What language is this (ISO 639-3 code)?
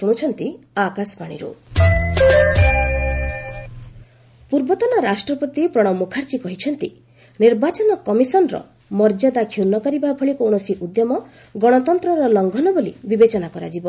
ori